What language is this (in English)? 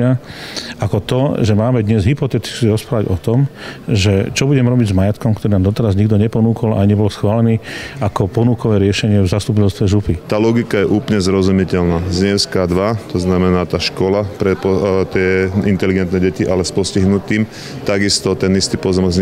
Slovak